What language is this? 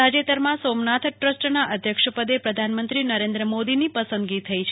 Gujarati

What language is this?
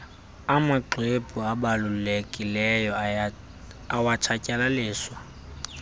Xhosa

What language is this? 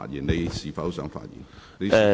Cantonese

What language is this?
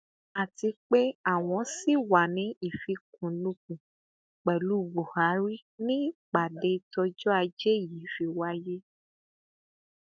Yoruba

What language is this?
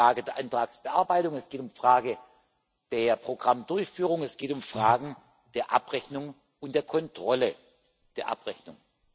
German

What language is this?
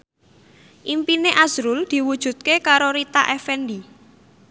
Javanese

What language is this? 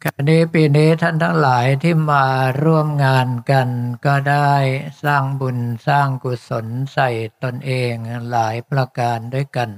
Thai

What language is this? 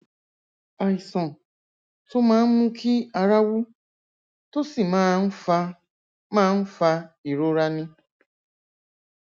Yoruba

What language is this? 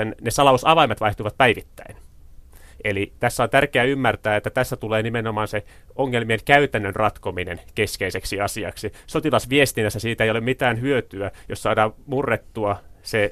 Finnish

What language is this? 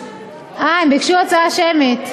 Hebrew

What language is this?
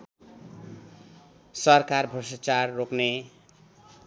Nepali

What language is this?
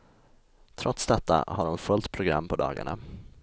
Swedish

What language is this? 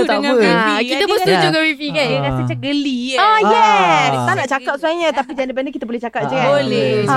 Malay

